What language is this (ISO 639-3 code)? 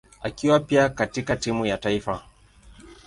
swa